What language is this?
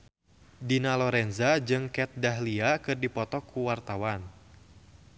Sundanese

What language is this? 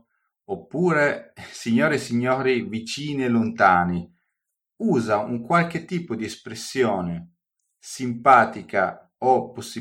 Italian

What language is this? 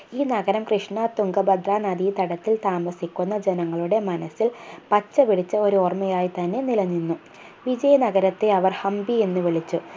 Malayalam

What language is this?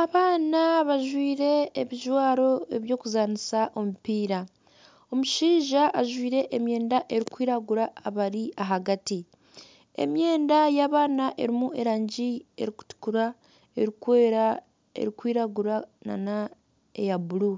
Nyankole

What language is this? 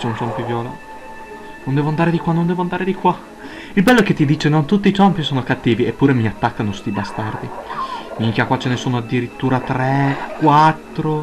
Italian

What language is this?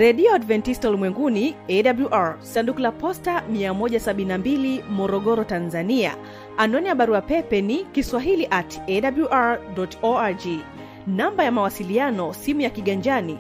Swahili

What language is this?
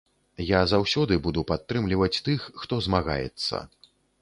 Belarusian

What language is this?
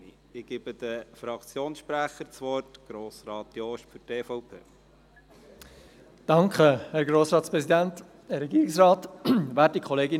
Swiss German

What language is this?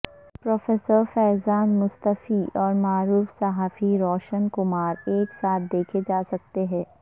Urdu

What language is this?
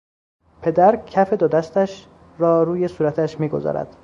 Persian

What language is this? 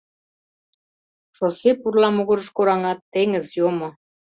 Mari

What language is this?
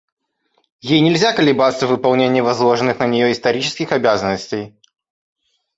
Russian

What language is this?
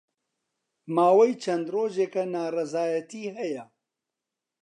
Central Kurdish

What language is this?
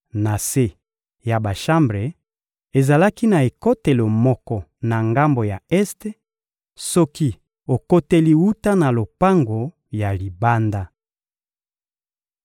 Lingala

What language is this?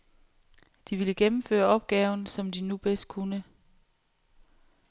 Danish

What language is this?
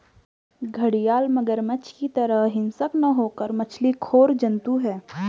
Hindi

